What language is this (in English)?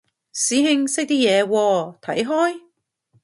Cantonese